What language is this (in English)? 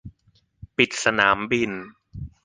Thai